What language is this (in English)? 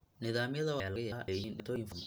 Somali